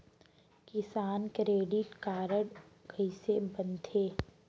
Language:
Chhattisgarhi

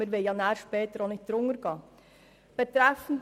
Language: Swiss German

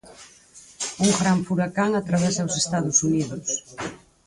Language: Galician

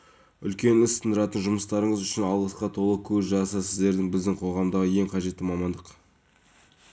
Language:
Kazakh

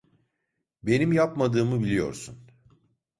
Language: Turkish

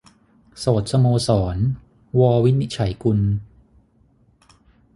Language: Thai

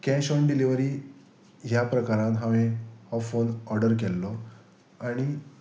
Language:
Konkani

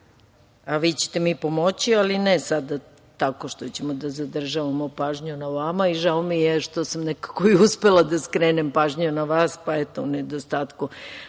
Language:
Serbian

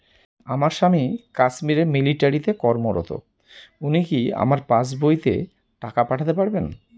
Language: Bangla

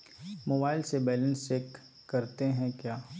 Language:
Magahi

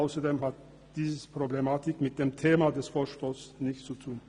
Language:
Swiss German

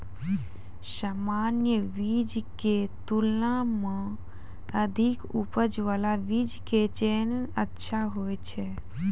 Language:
Maithili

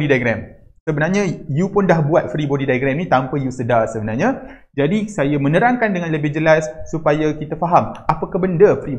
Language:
Malay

